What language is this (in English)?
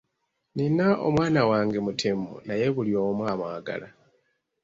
Ganda